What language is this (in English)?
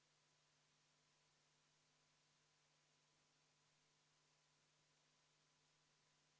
Estonian